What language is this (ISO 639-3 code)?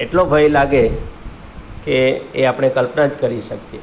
guj